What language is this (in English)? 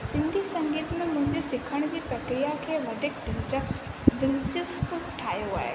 Sindhi